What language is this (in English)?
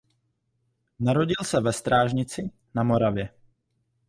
Czech